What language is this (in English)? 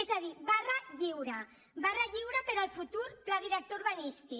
Catalan